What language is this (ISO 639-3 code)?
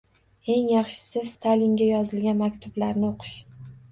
uzb